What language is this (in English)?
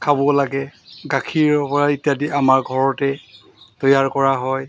Assamese